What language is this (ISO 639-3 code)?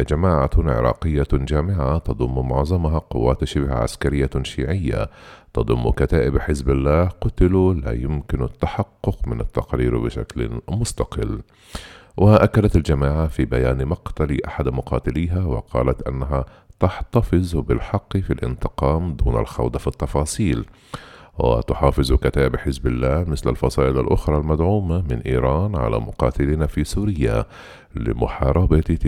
ara